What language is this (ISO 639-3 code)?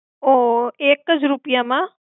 guj